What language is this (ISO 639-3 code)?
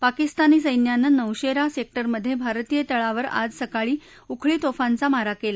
mar